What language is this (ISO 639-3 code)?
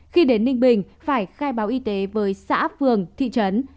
vie